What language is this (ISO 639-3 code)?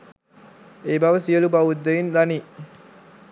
sin